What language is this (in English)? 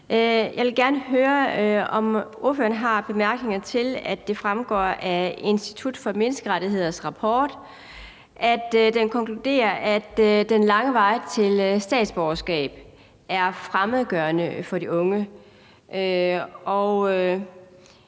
Danish